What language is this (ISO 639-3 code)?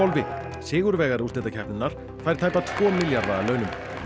isl